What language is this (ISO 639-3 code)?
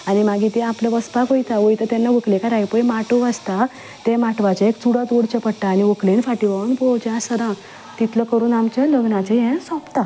kok